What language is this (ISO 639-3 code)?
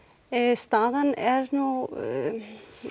isl